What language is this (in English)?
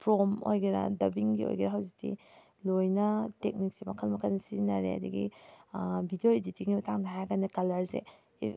Manipuri